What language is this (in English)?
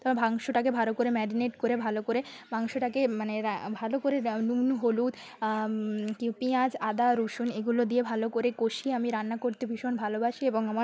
Bangla